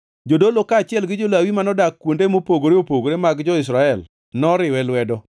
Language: Luo (Kenya and Tanzania)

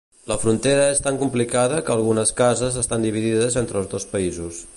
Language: Catalan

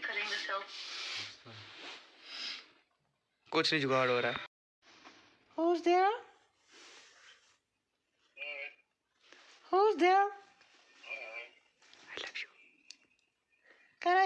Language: Hindi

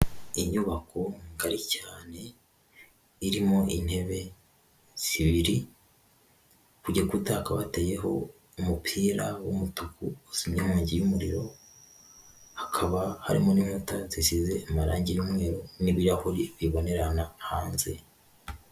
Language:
Kinyarwanda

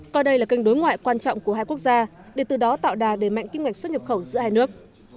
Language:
Vietnamese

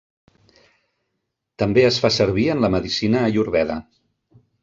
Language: Catalan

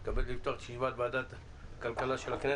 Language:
Hebrew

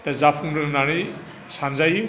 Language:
Bodo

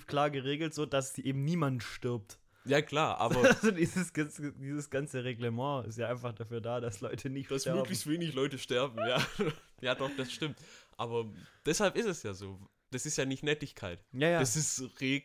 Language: German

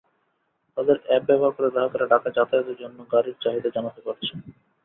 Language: Bangla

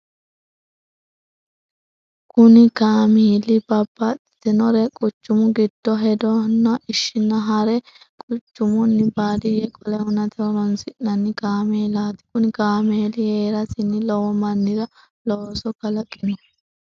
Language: Sidamo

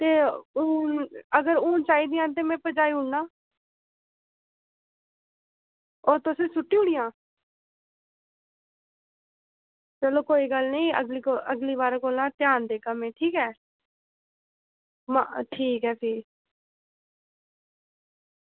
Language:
Dogri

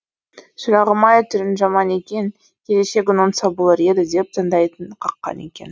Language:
Kazakh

